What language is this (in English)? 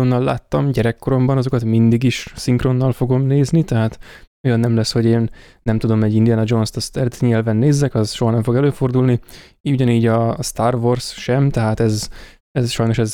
Hungarian